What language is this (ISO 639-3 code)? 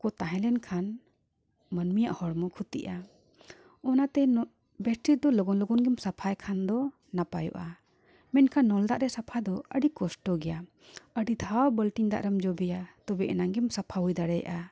sat